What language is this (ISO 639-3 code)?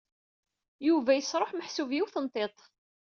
kab